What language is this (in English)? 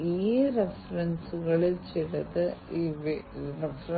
Malayalam